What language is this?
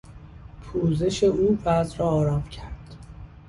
Persian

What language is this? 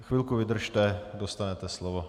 Czech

